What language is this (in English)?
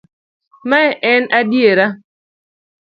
Luo (Kenya and Tanzania)